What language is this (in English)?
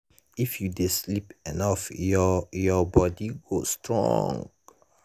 Nigerian Pidgin